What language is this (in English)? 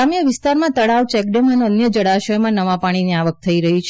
Gujarati